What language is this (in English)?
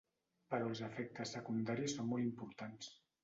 Catalan